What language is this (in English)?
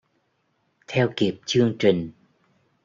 Vietnamese